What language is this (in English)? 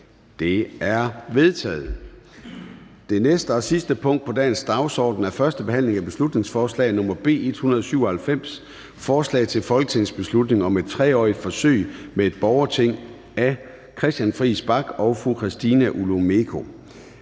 Danish